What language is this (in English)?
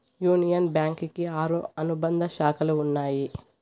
Telugu